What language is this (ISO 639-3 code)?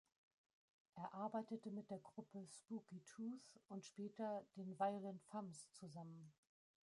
deu